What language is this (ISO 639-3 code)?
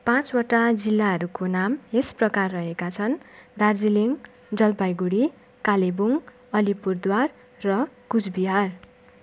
nep